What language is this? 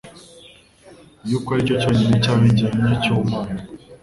Kinyarwanda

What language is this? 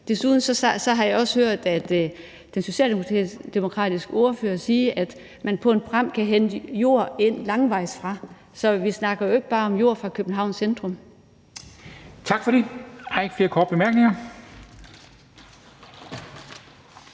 Danish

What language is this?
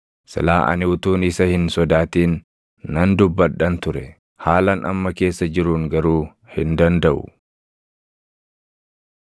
Oromo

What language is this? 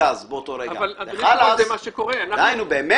Hebrew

